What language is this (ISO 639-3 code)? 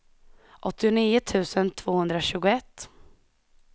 swe